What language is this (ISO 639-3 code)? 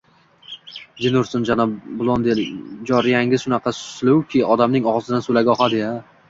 uzb